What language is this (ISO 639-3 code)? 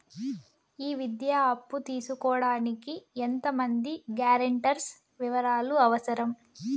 tel